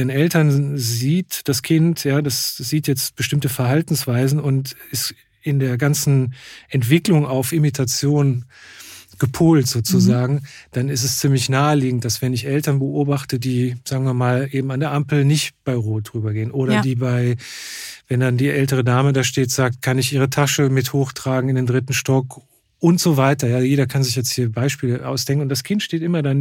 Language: German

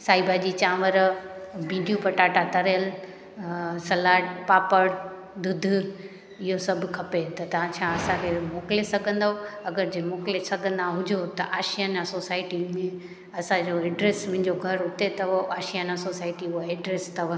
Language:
Sindhi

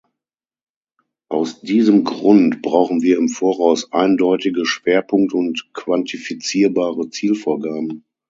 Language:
German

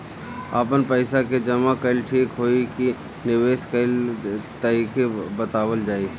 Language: Bhojpuri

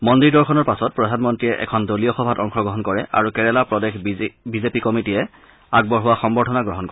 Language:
Assamese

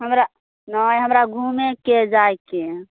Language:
Maithili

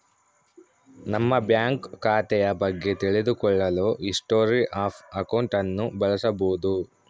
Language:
Kannada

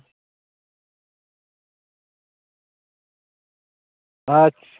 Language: Santali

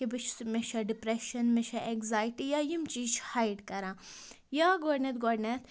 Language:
Kashmiri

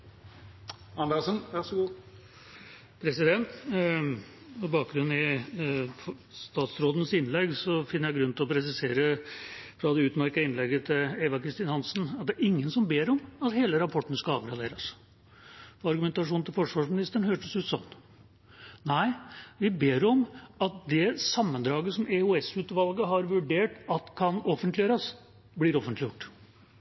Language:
Norwegian Bokmål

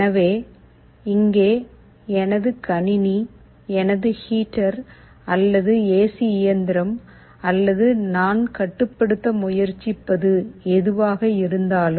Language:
Tamil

